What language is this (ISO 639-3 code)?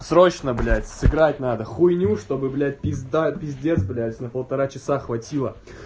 rus